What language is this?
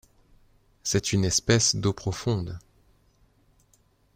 French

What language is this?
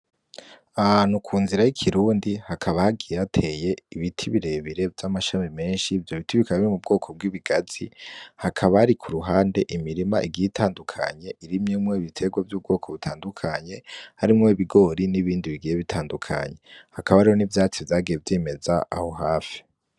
Rundi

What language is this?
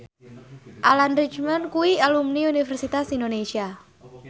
Javanese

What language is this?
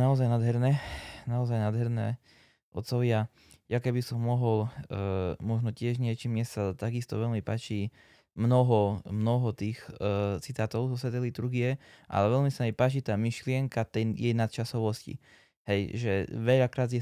Slovak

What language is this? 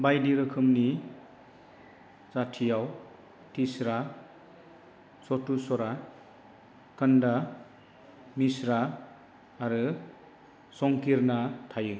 Bodo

